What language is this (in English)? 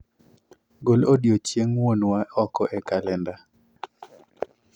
Luo (Kenya and Tanzania)